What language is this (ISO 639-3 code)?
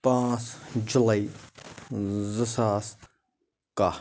kas